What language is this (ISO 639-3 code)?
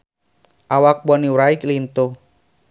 sun